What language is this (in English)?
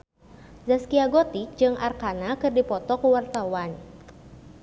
Sundanese